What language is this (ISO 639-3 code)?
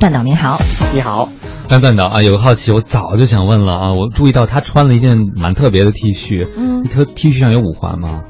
zho